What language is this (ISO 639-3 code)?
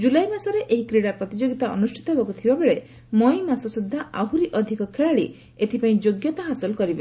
ori